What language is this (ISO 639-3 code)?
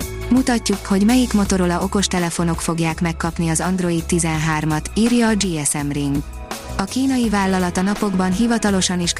hun